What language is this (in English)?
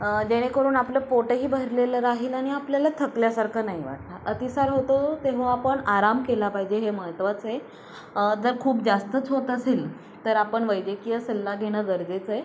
Marathi